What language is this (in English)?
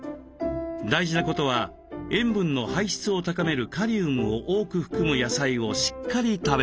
Japanese